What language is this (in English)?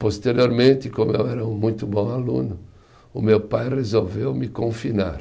Portuguese